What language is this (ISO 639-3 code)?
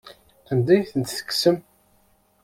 kab